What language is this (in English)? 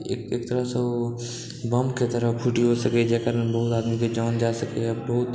Maithili